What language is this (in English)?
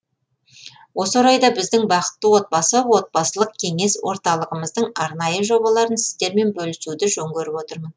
Kazakh